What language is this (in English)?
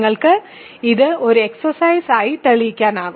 Malayalam